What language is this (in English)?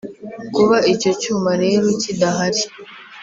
Kinyarwanda